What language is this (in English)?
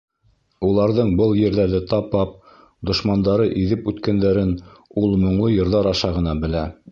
Bashkir